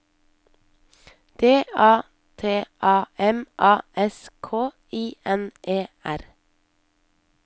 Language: Norwegian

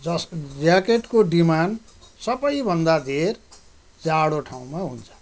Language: Nepali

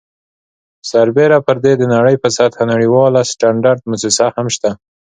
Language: Pashto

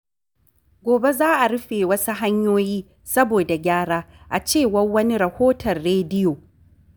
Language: Hausa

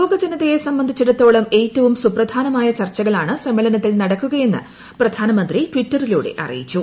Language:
Malayalam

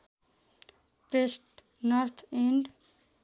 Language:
Nepali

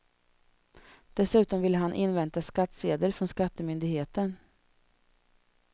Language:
Swedish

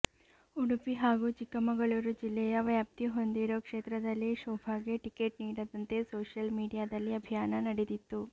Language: Kannada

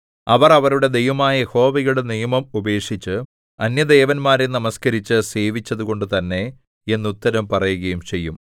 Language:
Malayalam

